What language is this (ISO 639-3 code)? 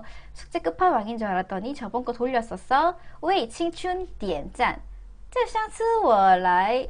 kor